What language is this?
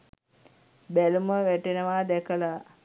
Sinhala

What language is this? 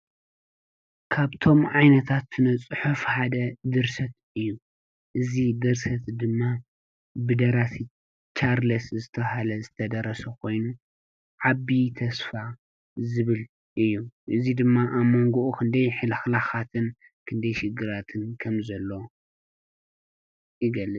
Tigrinya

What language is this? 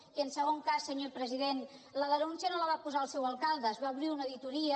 Catalan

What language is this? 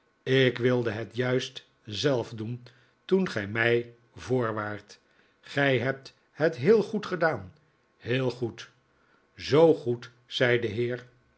Dutch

